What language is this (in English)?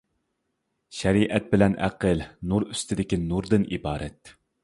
Uyghur